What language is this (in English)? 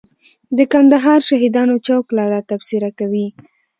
Pashto